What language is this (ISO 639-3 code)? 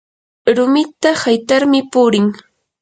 qur